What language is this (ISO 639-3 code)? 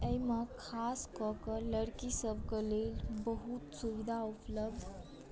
mai